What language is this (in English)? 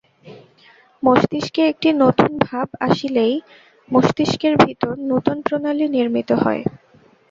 Bangla